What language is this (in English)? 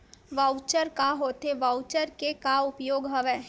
Chhattisgarhi